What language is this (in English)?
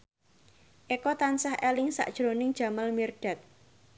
Javanese